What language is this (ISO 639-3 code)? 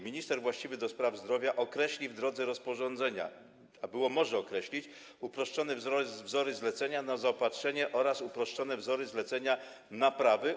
pol